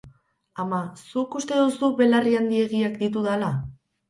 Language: Basque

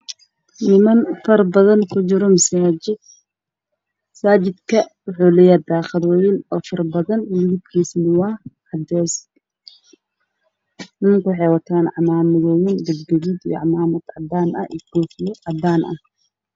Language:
Somali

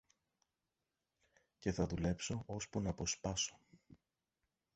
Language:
Greek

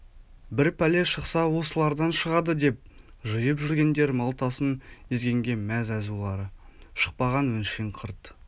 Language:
Kazakh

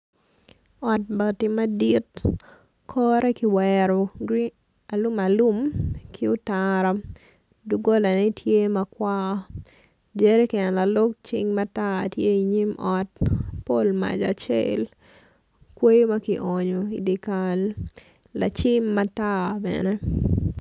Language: Acoli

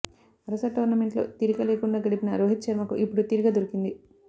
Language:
Telugu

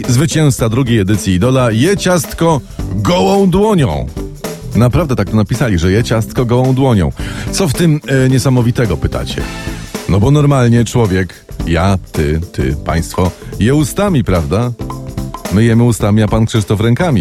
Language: Polish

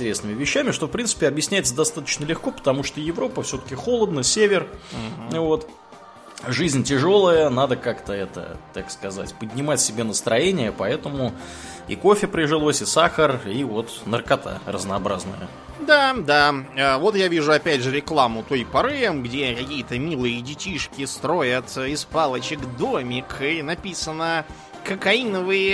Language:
Russian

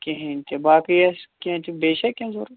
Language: Kashmiri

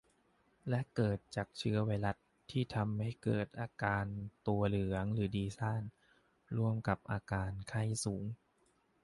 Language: Thai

